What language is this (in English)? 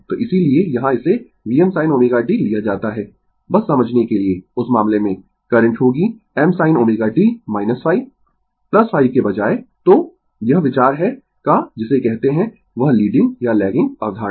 Hindi